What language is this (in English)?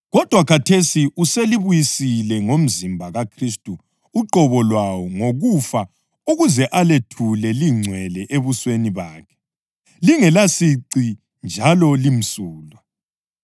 North Ndebele